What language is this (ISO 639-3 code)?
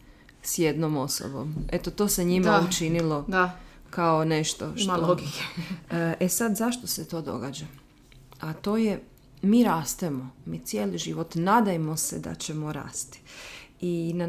hrv